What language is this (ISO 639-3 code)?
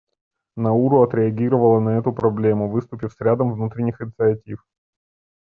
rus